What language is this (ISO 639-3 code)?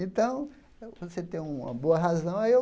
por